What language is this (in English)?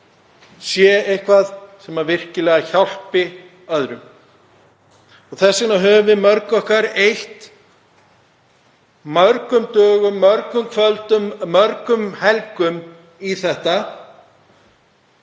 Icelandic